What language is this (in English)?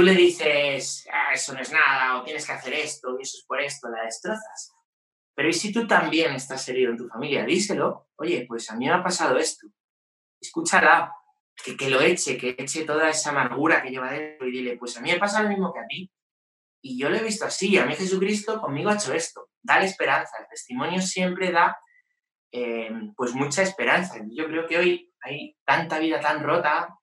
Spanish